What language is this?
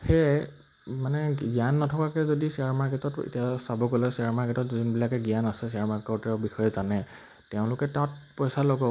Assamese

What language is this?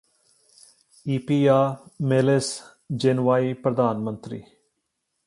Punjabi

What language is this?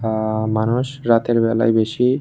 Bangla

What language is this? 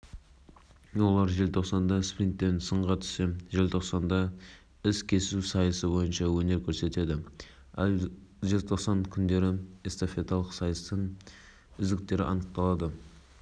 Kazakh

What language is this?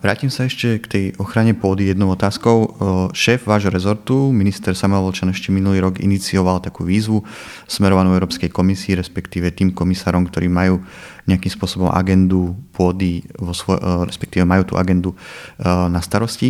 Slovak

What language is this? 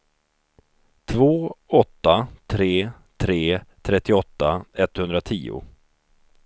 Swedish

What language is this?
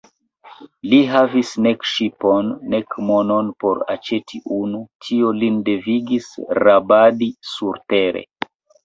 Esperanto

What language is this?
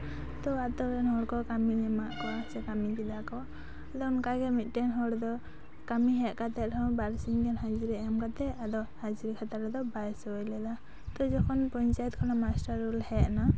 Santali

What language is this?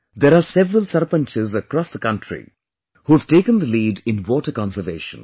English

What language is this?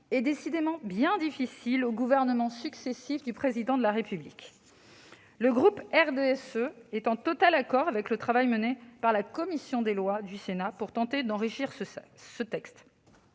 French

